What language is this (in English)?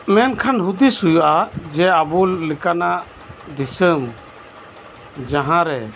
Santali